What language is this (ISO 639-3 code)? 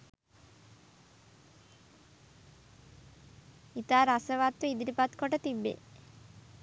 sin